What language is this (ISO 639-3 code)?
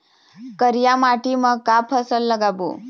hne